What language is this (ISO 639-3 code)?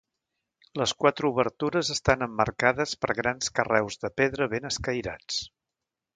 cat